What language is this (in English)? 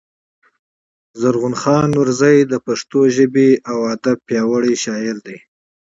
Pashto